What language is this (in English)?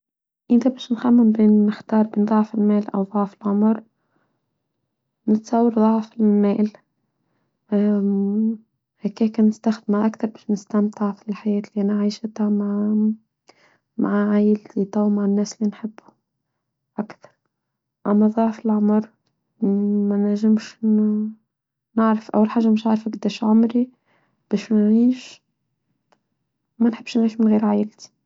Tunisian Arabic